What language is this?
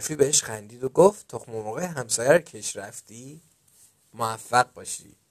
Persian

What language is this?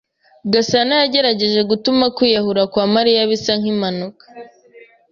Kinyarwanda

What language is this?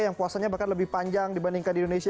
Indonesian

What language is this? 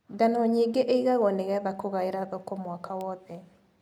Kikuyu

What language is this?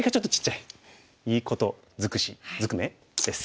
Japanese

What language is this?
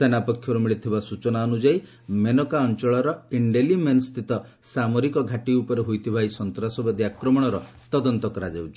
Odia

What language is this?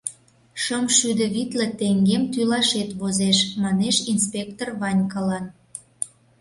Mari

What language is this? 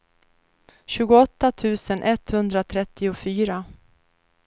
Swedish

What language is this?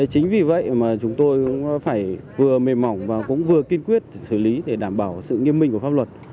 Vietnamese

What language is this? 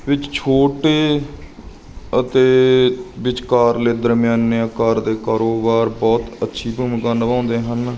Punjabi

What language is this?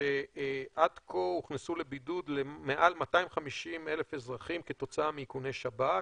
Hebrew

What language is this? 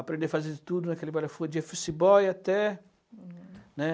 Portuguese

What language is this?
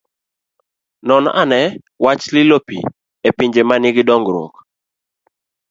Luo (Kenya and Tanzania)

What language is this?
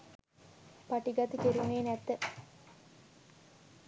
Sinhala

